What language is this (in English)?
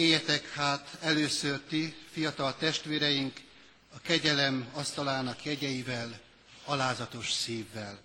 Hungarian